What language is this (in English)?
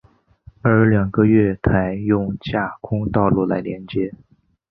Chinese